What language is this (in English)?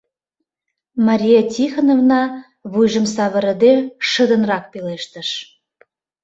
Mari